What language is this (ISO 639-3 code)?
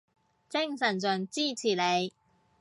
yue